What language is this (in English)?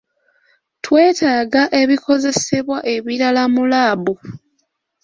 Ganda